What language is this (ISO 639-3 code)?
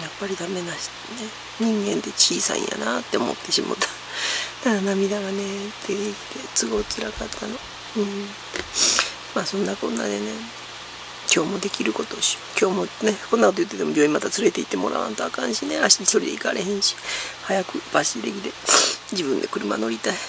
jpn